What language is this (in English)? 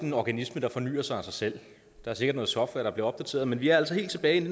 Danish